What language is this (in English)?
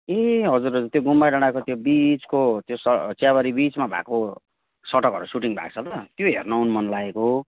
Nepali